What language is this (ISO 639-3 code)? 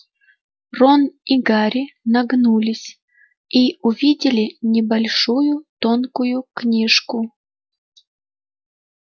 rus